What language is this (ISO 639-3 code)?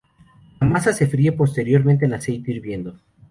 spa